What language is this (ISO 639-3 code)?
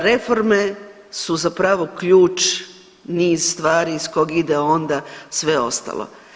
hrv